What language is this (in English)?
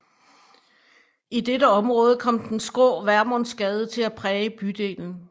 Danish